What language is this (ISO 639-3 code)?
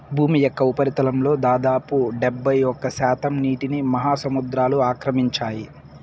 tel